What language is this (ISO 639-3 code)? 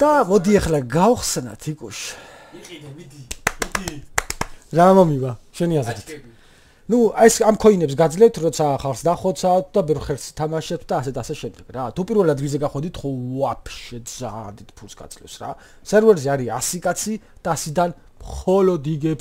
kor